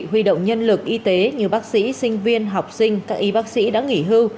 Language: Vietnamese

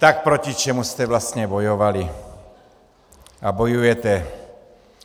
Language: Czech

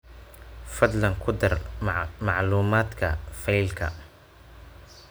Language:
Somali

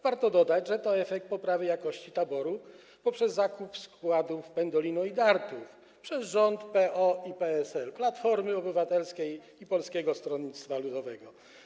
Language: Polish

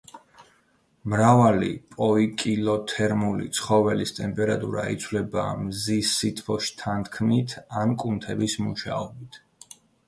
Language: Georgian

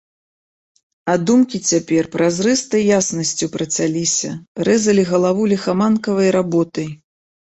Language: Belarusian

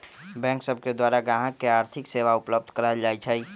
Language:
Magahi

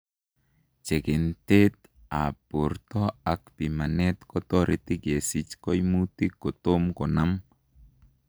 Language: Kalenjin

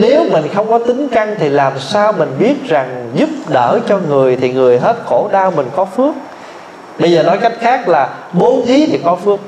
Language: Vietnamese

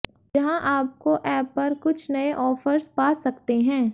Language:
Hindi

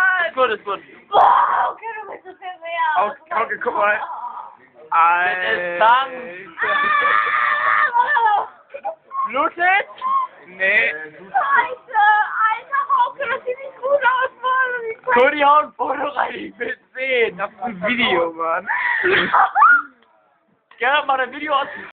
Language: German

